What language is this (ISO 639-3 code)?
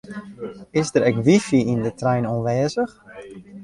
fry